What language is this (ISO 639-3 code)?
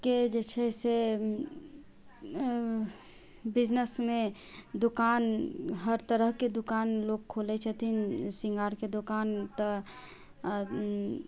mai